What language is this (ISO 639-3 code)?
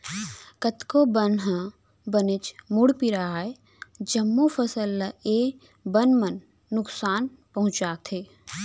hne